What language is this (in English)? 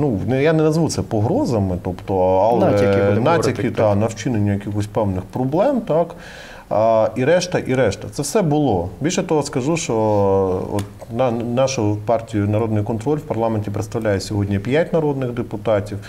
Ukrainian